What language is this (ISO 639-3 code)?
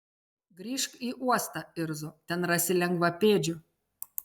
lit